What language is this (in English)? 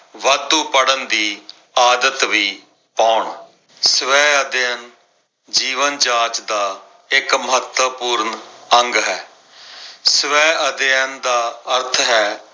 Punjabi